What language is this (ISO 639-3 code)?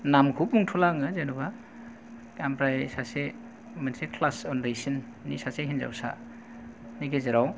brx